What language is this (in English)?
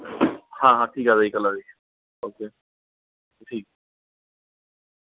Hindi